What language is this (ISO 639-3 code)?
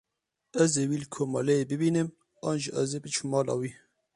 kur